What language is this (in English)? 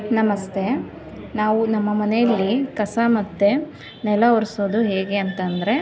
Kannada